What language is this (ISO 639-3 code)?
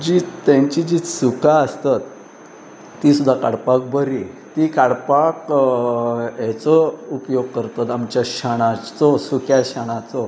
kok